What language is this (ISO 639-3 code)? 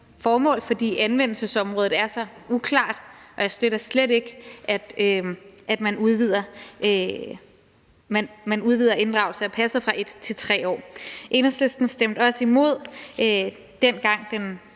dan